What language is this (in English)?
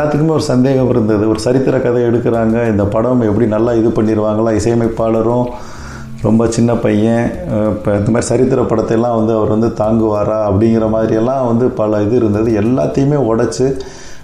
Tamil